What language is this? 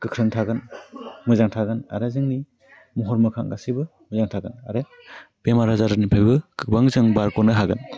Bodo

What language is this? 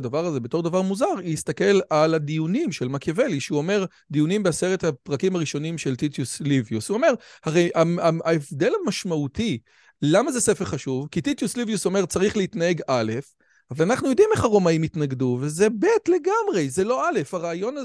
Hebrew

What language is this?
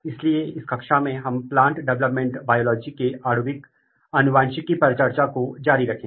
Hindi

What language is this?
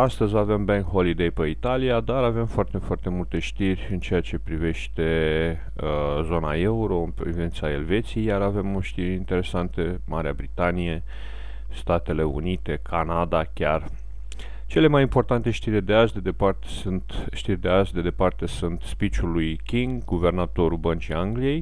Romanian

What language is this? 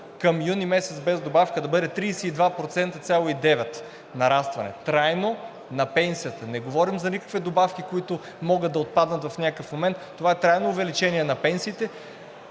Bulgarian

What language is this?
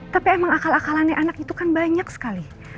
Indonesian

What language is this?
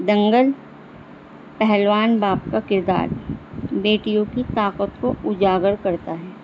Urdu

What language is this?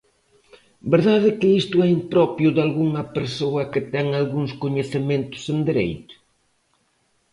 Galician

